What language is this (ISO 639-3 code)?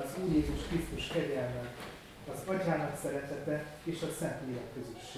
hun